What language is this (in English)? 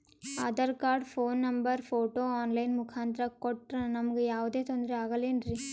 Kannada